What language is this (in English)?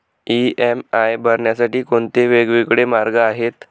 Marathi